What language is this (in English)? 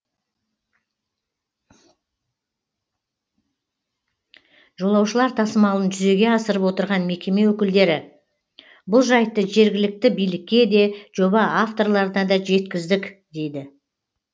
Kazakh